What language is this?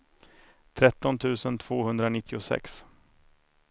Swedish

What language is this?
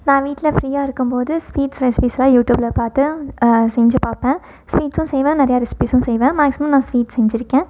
Tamil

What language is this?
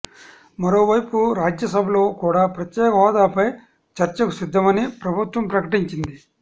Telugu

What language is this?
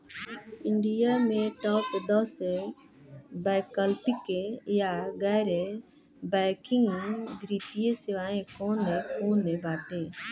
Bhojpuri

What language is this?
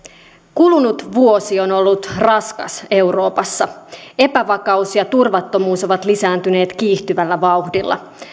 Finnish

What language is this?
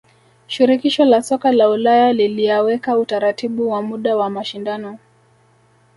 Swahili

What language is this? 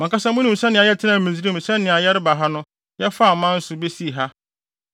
Akan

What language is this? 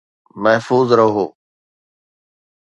Sindhi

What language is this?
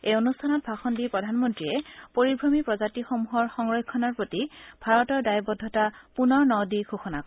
Assamese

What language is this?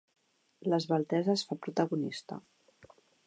Catalan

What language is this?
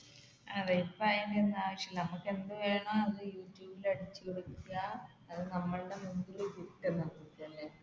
Malayalam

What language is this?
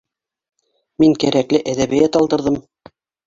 Bashkir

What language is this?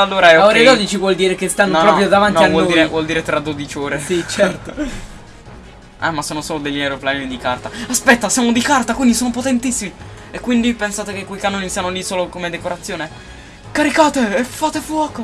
Italian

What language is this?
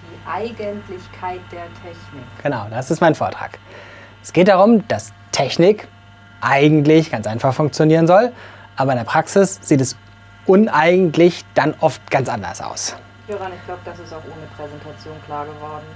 German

